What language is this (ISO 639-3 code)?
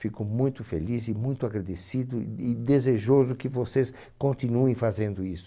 por